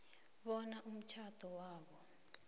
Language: South Ndebele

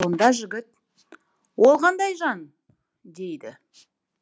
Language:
Kazakh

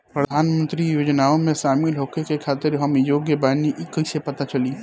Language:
Bhojpuri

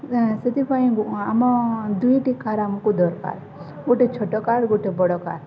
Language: Odia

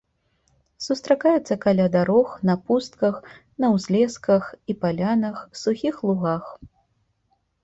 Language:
Belarusian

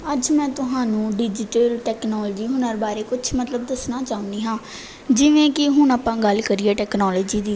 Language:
Punjabi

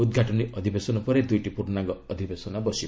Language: Odia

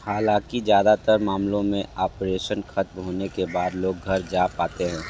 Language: Hindi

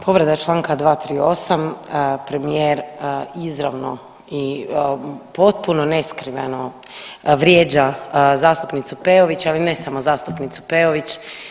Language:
Croatian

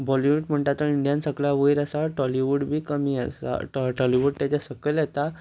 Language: Konkani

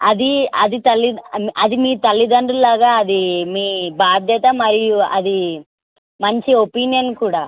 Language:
Telugu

